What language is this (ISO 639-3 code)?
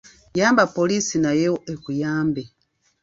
lug